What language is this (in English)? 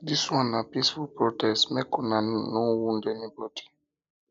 Nigerian Pidgin